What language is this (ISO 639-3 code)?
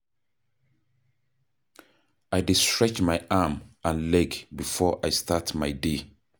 pcm